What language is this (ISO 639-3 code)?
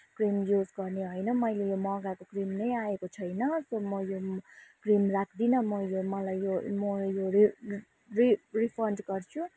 nep